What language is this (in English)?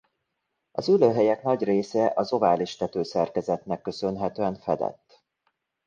Hungarian